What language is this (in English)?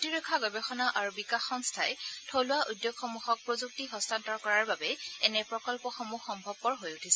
Assamese